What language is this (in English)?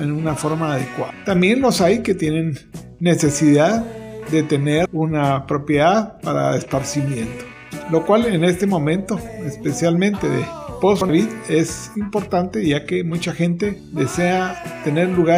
Spanish